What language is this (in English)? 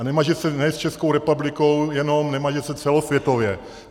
Czech